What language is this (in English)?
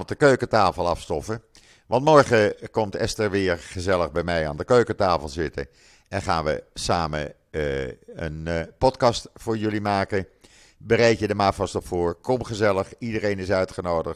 Dutch